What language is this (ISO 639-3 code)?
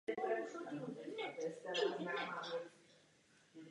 ces